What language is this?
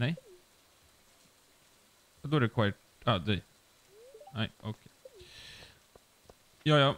Swedish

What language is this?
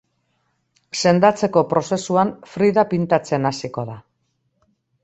Basque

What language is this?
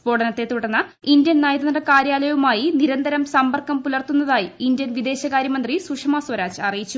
Malayalam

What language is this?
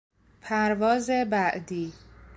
Persian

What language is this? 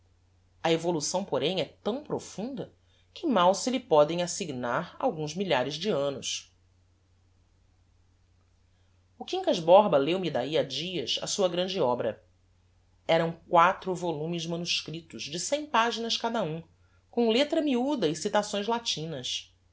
Portuguese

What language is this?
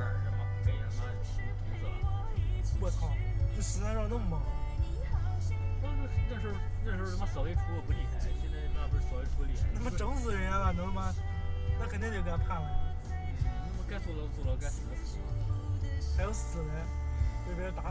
Chinese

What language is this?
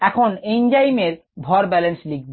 Bangla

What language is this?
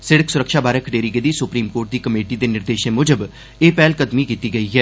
Dogri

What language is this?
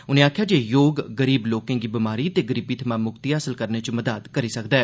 Dogri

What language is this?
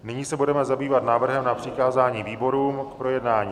Czech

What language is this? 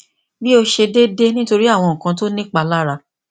Yoruba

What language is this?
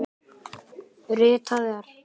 Icelandic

